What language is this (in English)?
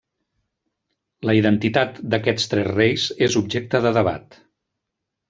Catalan